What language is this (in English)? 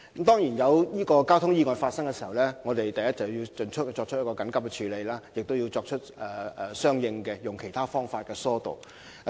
Cantonese